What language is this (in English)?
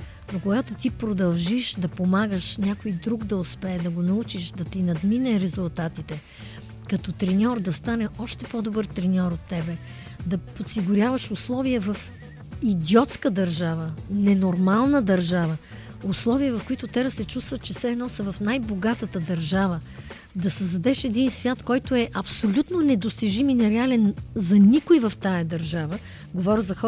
Bulgarian